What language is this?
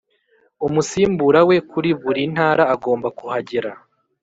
Kinyarwanda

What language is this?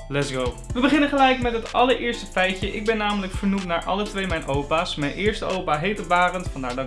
Dutch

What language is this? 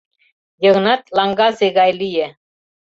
Mari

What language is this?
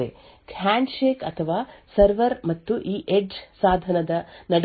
Kannada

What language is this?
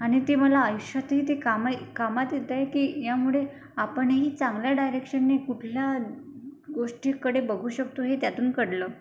Marathi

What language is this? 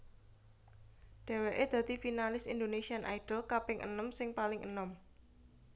Javanese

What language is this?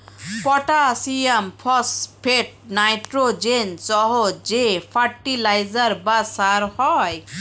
Bangla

